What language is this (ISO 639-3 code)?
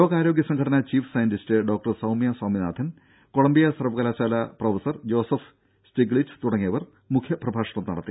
mal